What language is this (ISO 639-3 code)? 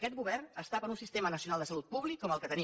cat